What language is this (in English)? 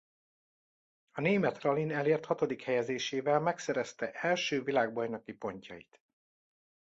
Hungarian